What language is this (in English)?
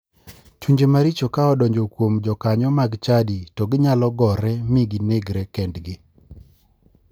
Luo (Kenya and Tanzania)